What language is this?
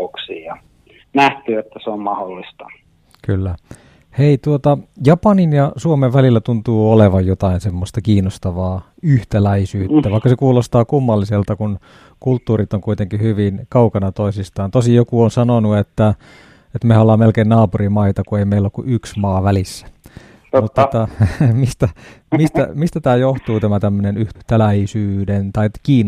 Finnish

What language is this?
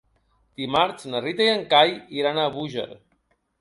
Catalan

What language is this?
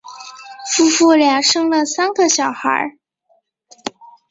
Chinese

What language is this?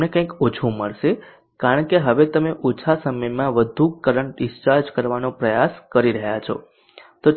Gujarati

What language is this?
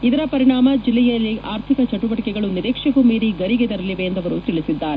Kannada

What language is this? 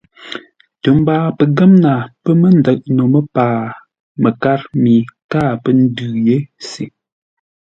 Ngombale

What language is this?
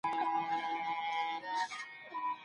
Pashto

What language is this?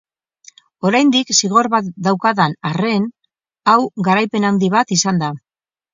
Basque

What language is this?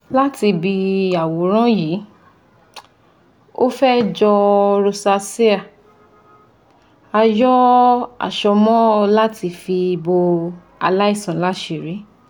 Yoruba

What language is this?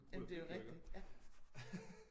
Danish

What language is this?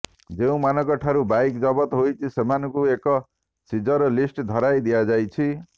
Odia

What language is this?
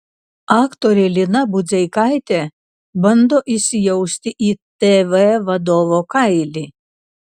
Lithuanian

